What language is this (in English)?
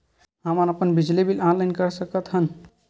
Chhattisgarhi